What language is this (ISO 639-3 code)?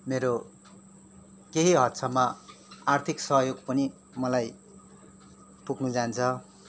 nep